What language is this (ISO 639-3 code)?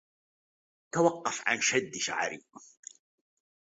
ara